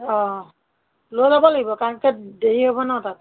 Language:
Assamese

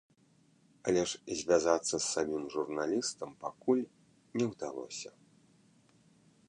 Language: Belarusian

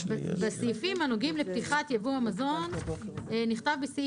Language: Hebrew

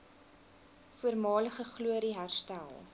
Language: Afrikaans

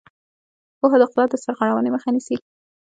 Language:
Pashto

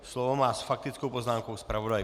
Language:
Czech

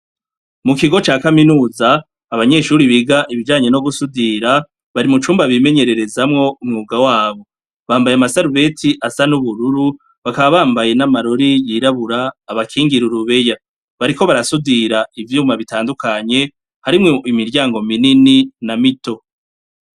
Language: Rundi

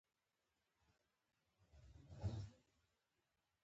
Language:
Pashto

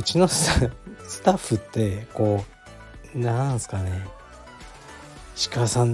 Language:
Japanese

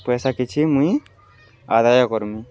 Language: Odia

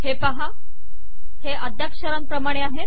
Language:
Marathi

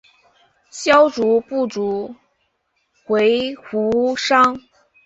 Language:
Chinese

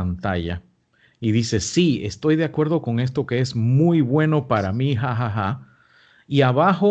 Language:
Spanish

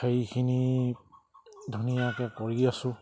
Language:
Assamese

